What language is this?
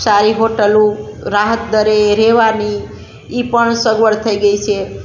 Gujarati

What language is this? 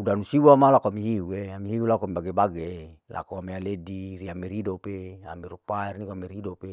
Larike-Wakasihu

